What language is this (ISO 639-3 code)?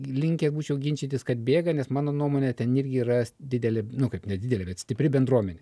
lit